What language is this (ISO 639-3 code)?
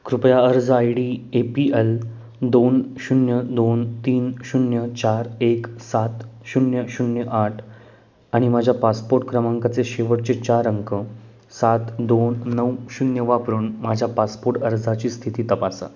mar